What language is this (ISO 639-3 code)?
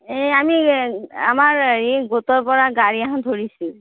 asm